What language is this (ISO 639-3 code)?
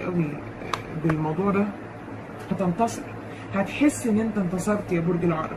ara